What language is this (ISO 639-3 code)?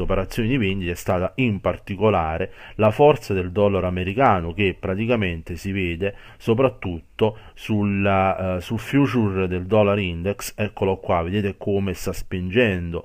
ita